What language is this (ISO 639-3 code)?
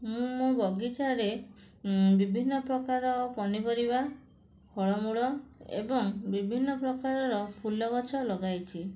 ori